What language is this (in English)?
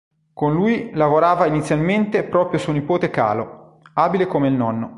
Italian